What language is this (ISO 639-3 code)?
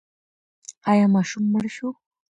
pus